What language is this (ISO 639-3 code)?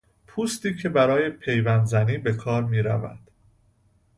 fas